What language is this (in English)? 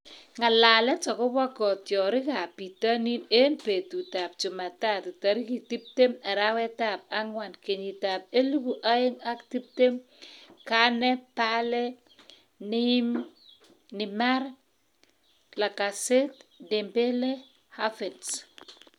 Kalenjin